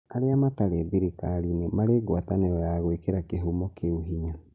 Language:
Kikuyu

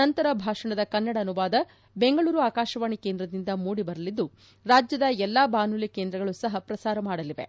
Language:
Kannada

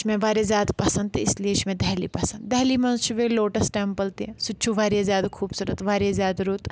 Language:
Kashmiri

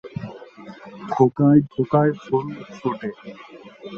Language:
Bangla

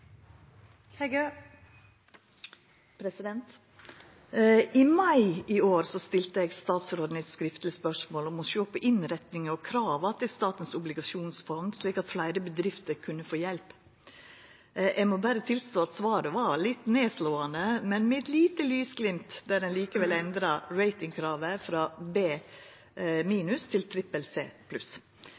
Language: Norwegian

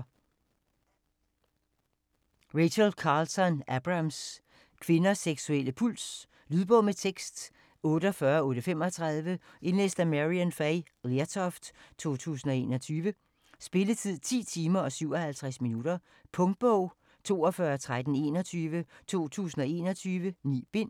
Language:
Danish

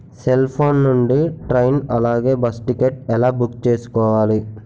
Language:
Telugu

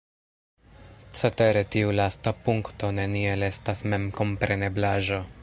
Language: Esperanto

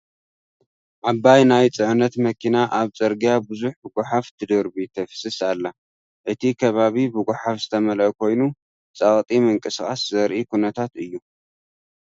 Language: Tigrinya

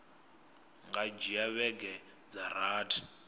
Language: Venda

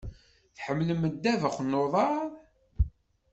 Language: Kabyle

